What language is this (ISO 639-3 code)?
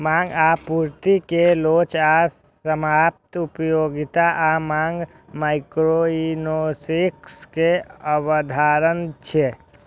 mai